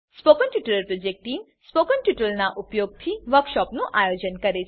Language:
Gujarati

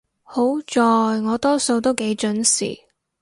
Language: Cantonese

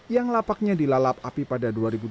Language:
Indonesian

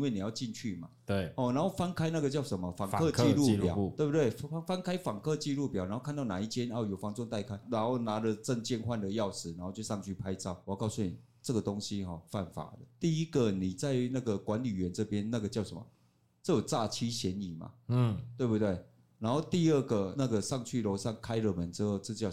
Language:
Chinese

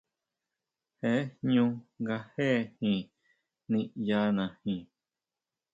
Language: Huautla Mazatec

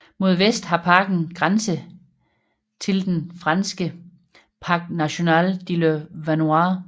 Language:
Danish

